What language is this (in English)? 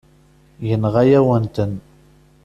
Kabyle